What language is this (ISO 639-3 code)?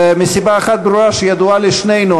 heb